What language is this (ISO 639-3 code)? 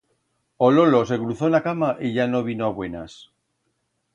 arg